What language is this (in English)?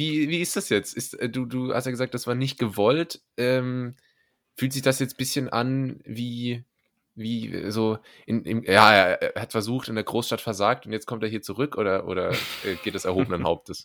German